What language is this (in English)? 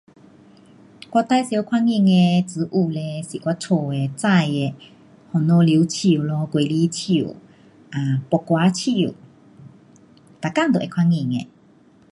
Pu-Xian Chinese